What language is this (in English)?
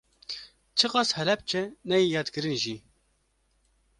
Kurdish